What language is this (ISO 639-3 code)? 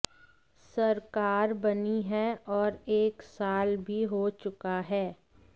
hin